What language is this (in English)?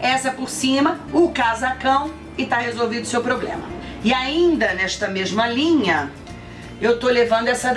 Portuguese